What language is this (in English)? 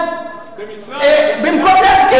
Hebrew